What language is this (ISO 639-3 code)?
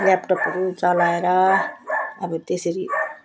nep